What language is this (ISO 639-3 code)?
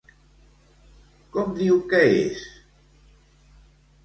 cat